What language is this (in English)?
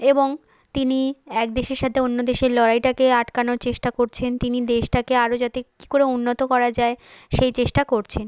Bangla